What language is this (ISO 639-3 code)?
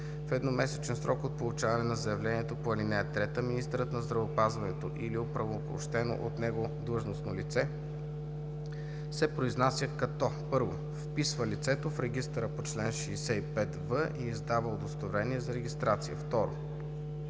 bul